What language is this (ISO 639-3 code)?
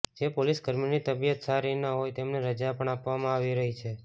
guj